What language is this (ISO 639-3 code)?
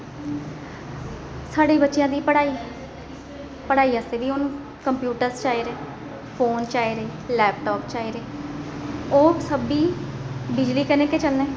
doi